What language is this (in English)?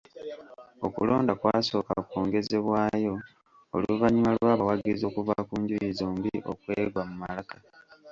Ganda